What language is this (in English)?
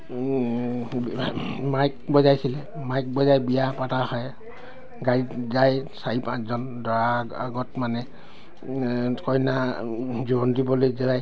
Assamese